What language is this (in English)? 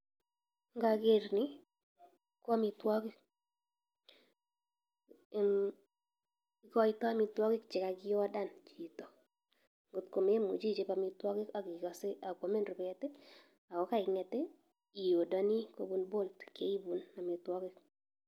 Kalenjin